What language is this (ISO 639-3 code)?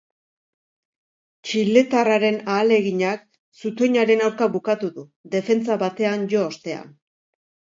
eus